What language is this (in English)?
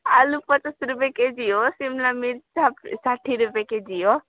Nepali